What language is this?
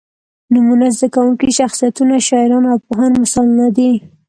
Pashto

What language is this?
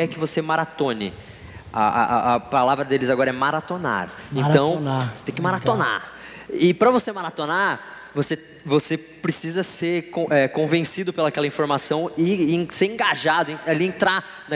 Portuguese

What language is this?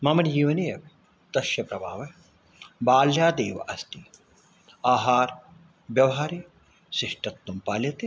Sanskrit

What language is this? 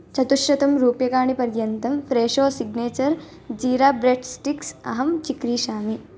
Sanskrit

